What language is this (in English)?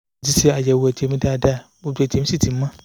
Yoruba